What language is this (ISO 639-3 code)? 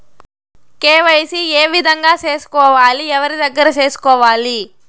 tel